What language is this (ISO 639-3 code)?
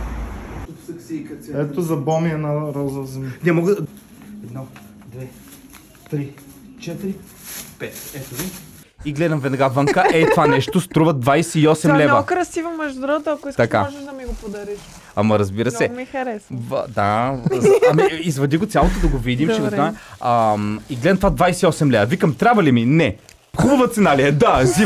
bul